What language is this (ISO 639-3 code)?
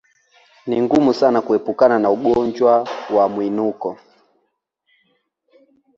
swa